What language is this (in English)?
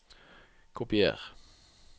Norwegian